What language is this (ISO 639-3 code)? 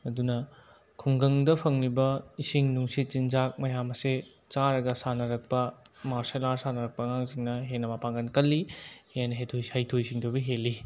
mni